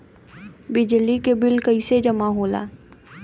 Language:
Bhojpuri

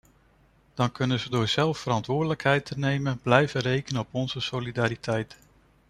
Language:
Dutch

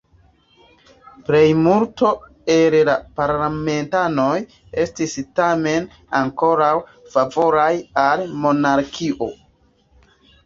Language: Esperanto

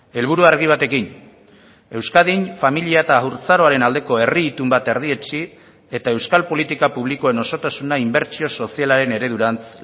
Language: Basque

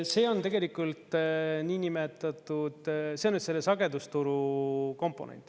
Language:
Estonian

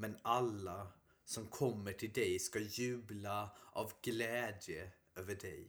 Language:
Swedish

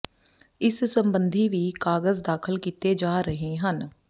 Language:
Punjabi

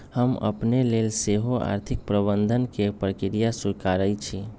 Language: Magahi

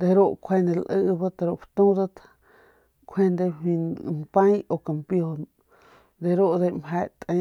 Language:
Northern Pame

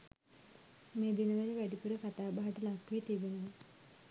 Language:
Sinhala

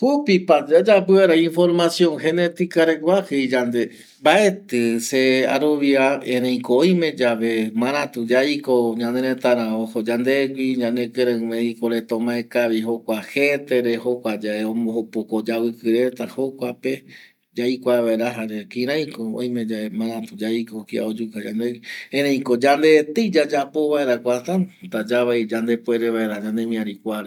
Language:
Eastern Bolivian Guaraní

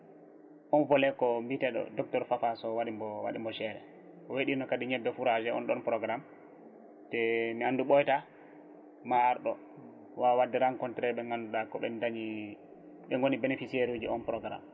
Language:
Fula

